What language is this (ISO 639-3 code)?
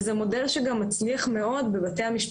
heb